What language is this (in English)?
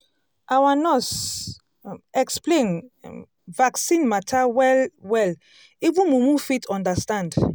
Nigerian Pidgin